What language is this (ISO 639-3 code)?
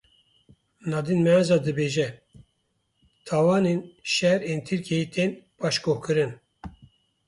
kur